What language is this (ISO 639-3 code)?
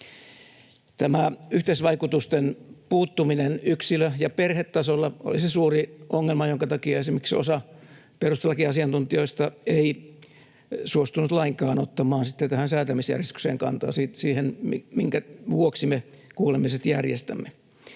fin